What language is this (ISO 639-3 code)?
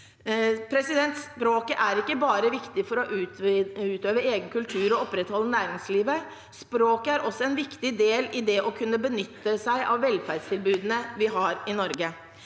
nor